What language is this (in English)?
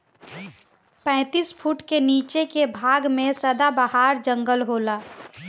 Bhojpuri